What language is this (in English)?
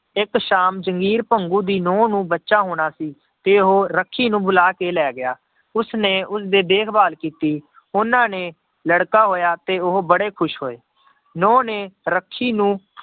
Punjabi